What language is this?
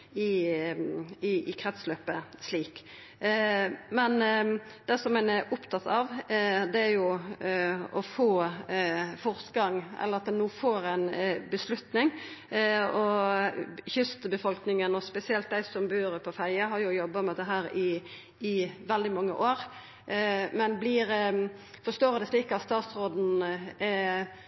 Norwegian Nynorsk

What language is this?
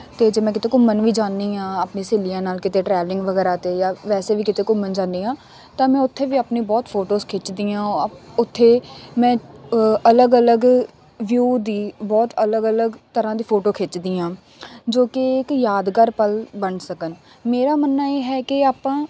Punjabi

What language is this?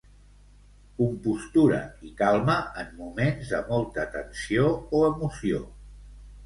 Catalan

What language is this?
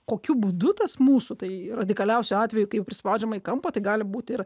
Lithuanian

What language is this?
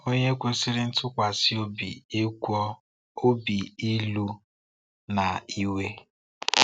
Igbo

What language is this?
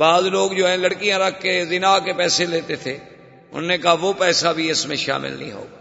Urdu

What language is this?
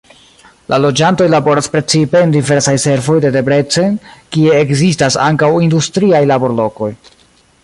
Esperanto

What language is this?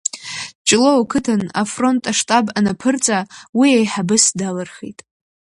Abkhazian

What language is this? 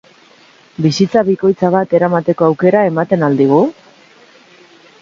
Basque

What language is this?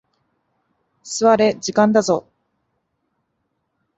Japanese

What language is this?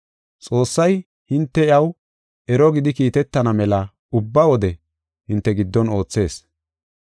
Gofa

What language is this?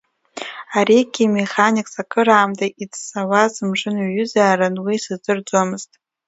Abkhazian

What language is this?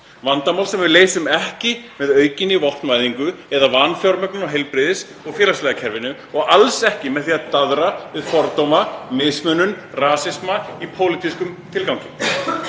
Icelandic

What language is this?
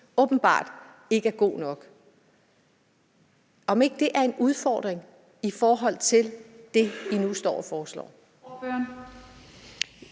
Danish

